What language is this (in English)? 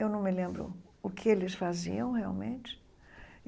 Portuguese